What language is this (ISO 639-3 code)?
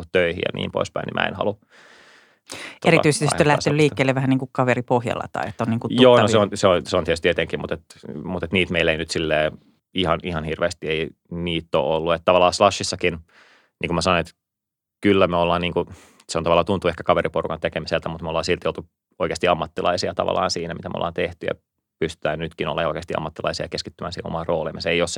fin